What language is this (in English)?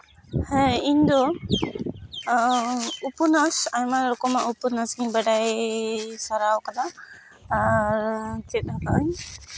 Santali